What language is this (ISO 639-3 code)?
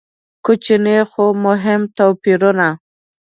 pus